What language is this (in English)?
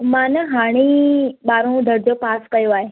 Sindhi